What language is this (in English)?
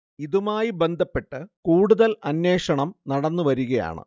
Malayalam